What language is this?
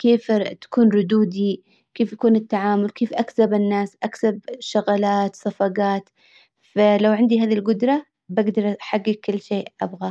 Hijazi Arabic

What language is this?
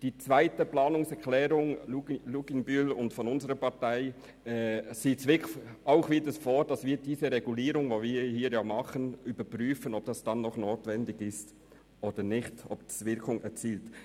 Swiss German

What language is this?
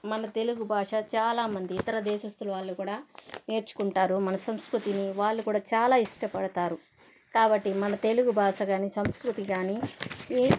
Telugu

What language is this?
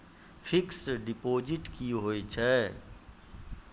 Maithili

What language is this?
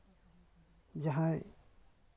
Santali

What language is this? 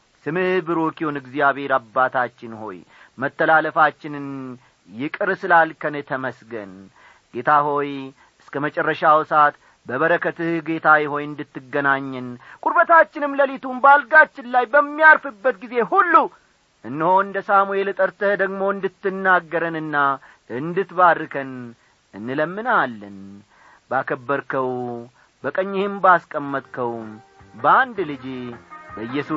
Amharic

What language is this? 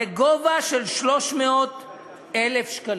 Hebrew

